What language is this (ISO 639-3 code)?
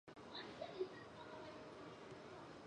zho